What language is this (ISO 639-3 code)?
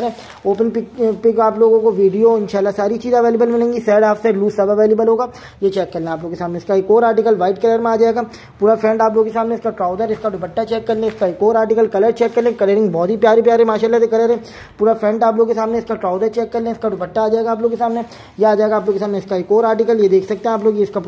hin